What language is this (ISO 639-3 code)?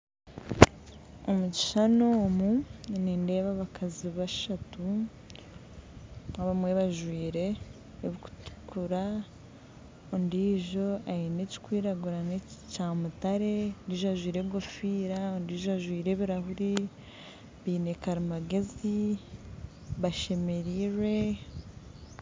nyn